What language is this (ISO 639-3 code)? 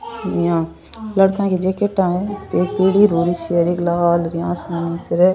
raj